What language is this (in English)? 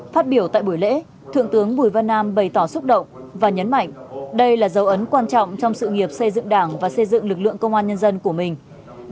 Vietnamese